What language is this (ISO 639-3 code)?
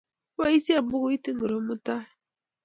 kln